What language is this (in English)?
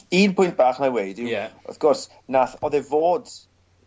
Welsh